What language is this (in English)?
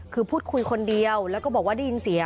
Thai